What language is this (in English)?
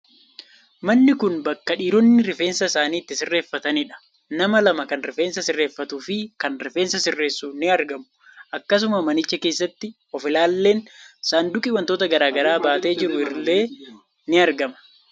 Oromo